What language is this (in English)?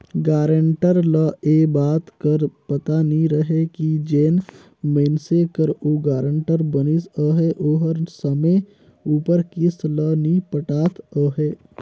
Chhattisgarhi